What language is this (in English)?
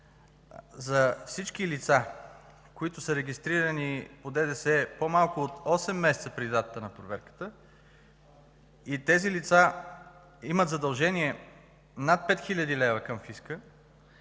Bulgarian